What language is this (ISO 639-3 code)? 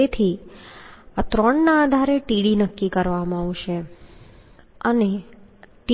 guj